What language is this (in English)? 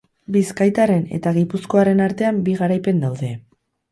Basque